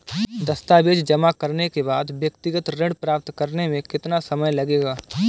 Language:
Hindi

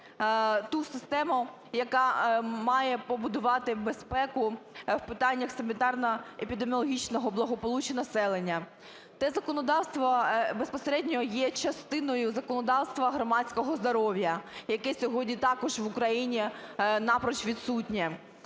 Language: Ukrainian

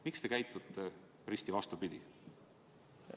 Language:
Estonian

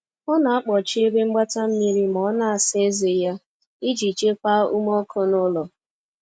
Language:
Igbo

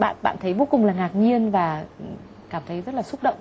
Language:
Vietnamese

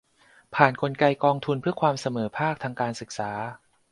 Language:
Thai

